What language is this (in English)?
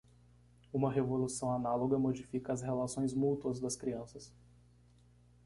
Portuguese